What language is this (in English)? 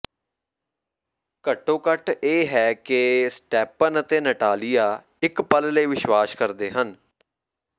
Punjabi